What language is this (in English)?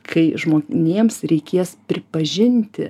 Lithuanian